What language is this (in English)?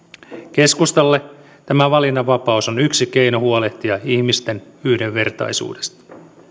Finnish